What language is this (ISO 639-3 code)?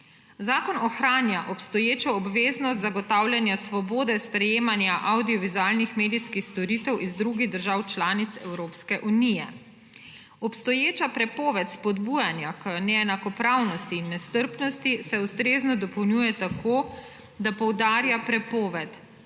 slv